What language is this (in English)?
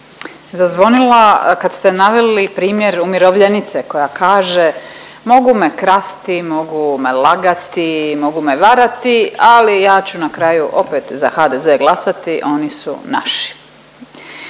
Croatian